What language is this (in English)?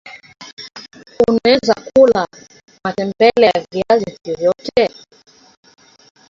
Swahili